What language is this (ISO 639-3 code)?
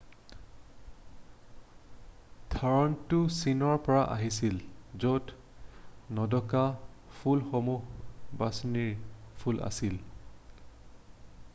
asm